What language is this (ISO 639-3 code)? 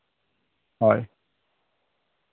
sat